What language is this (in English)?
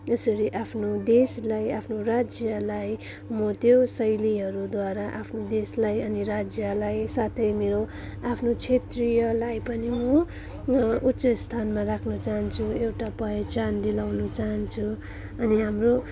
Nepali